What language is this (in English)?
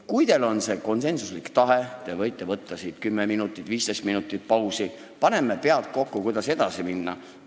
Estonian